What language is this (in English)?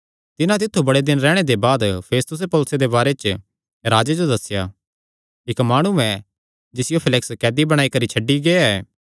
Kangri